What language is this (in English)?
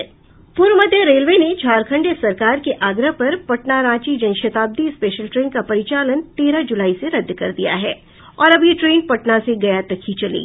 Hindi